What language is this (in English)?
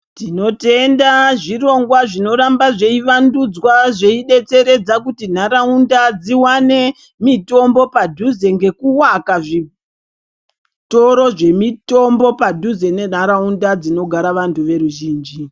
Ndau